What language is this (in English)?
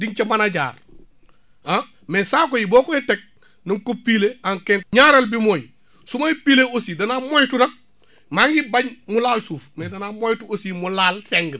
Wolof